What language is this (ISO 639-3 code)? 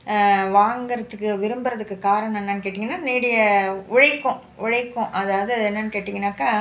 tam